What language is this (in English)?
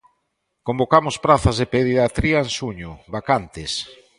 Galician